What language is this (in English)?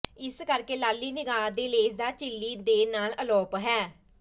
Punjabi